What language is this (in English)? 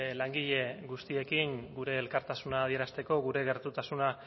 Basque